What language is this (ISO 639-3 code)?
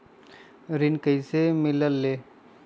mag